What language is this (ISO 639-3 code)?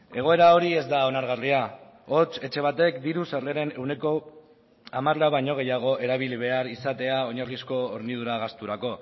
eus